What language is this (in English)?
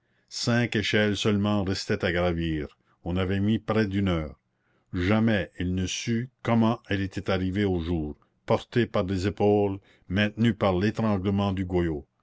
French